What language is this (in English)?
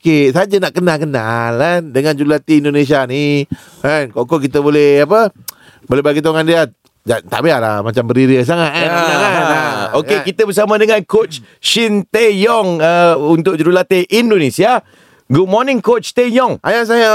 Malay